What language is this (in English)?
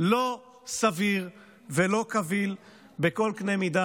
Hebrew